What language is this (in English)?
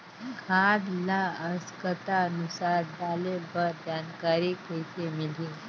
Chhattisgarhi